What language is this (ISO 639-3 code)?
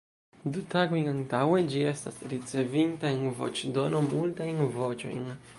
epo